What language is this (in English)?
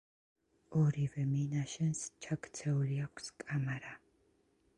Georgian